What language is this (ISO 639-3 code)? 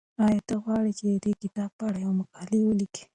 pus